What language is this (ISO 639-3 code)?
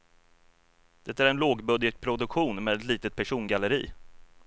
swe